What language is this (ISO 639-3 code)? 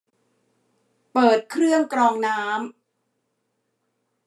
tha